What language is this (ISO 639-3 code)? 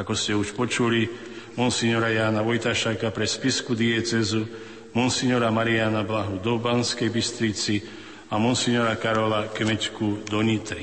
slk